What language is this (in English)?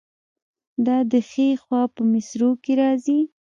Pashto